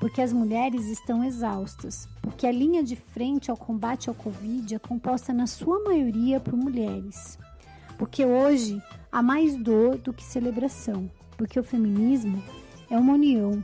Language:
Portuguese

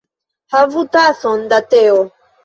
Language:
Esperanto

